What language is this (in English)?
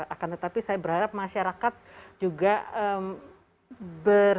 Indonesian